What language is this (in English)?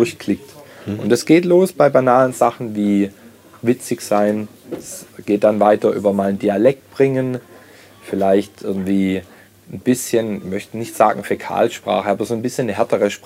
German